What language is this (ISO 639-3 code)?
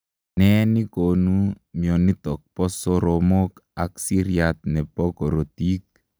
kln